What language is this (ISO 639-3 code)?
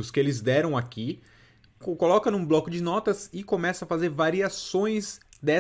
por